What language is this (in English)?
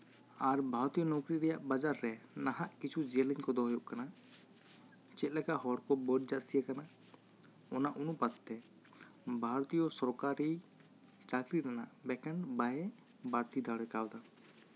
Santali